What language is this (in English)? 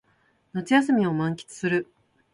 Japanese